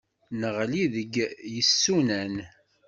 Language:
Kabyle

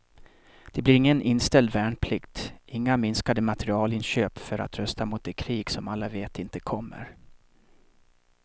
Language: Swedish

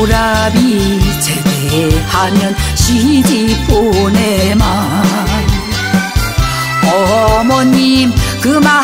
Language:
Korean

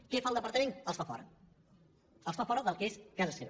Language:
Catalan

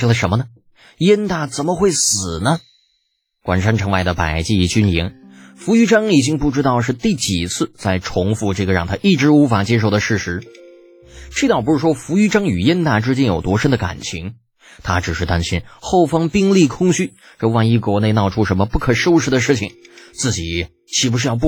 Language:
Chinese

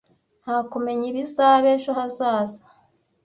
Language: Kinyarwanda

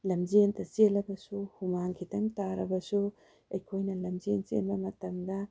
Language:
Manipuri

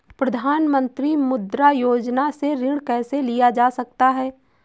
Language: Hindi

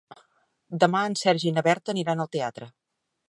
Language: Catalan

